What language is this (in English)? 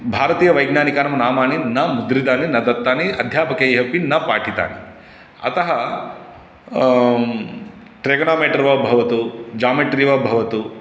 Sanskrit